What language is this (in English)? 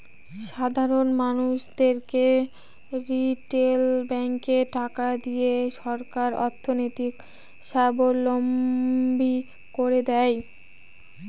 Bangla